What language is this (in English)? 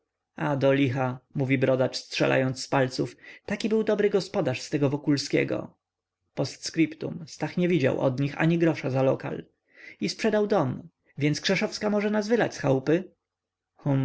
Polish